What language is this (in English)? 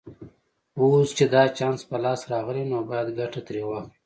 Pashto